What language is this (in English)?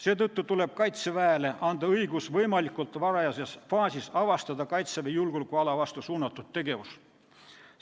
Estonian